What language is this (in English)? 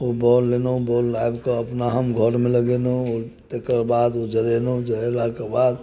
Maithili